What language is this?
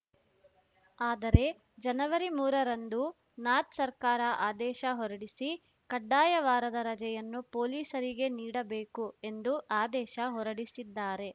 Kannada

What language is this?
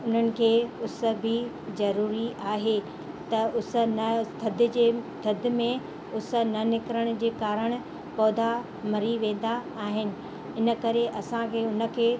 Sindhi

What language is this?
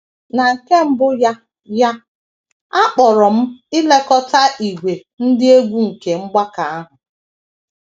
Igbo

